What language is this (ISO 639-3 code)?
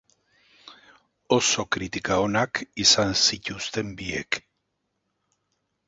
eus